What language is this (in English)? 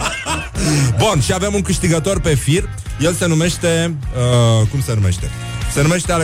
Romanian